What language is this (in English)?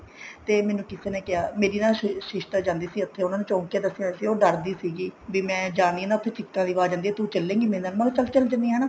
Punjabi